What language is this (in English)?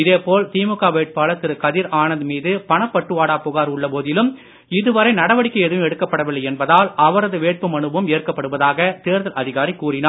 Tamil